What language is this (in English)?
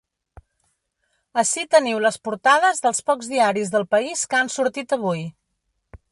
Catalan